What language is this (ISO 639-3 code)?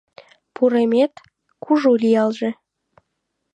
chm